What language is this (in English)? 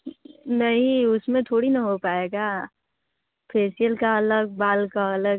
Hindi